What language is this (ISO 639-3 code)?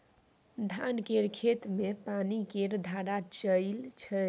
mai